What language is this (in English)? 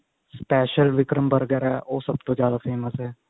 Punjabi